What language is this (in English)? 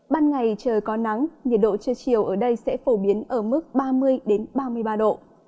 Vietnamese